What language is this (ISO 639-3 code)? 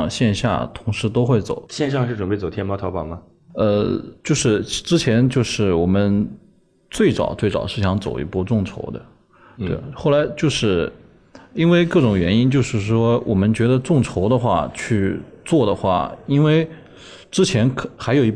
zho